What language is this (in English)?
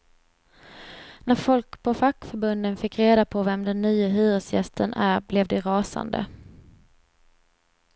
Swedish